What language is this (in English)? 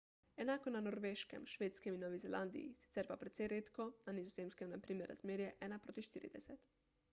Slovenian